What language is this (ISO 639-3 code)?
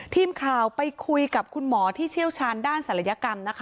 tha